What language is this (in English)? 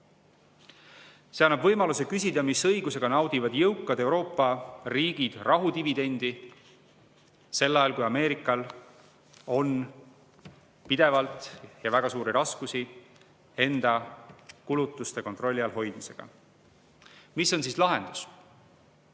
Estonian